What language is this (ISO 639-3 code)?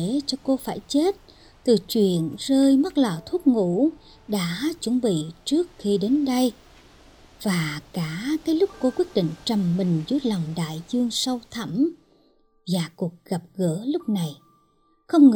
vie